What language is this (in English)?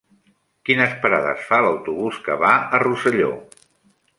Catalan